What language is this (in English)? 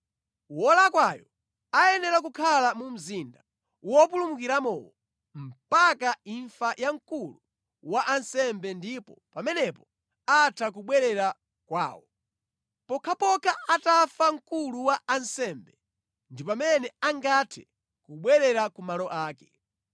Nyanja